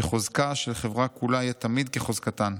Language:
Hebrew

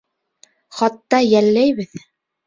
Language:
Bashkir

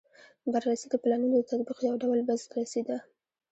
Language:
Pashto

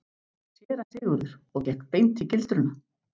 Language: Icelandic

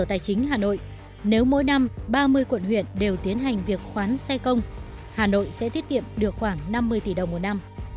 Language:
Vietnamese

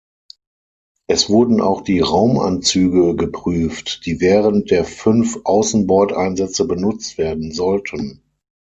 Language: German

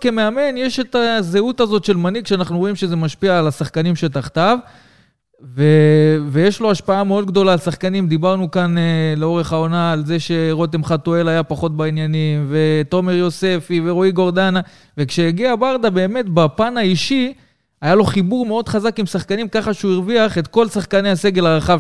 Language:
Hebrew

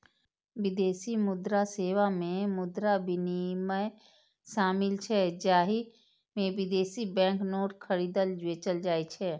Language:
Maithili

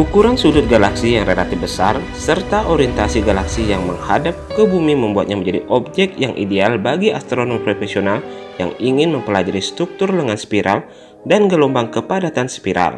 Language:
Indonesian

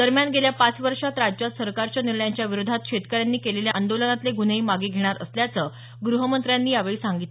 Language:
Marathi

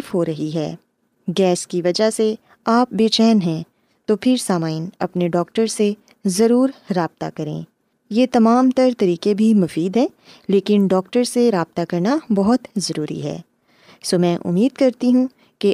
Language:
Urdu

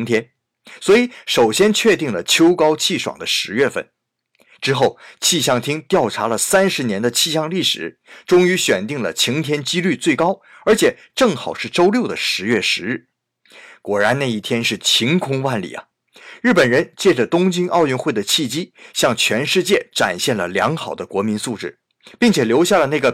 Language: Chinese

